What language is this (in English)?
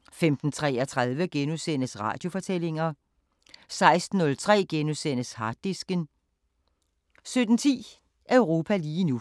Danish